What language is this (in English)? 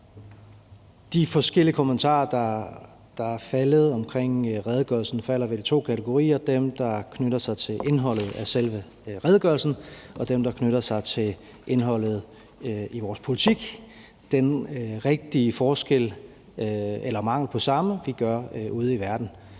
Danish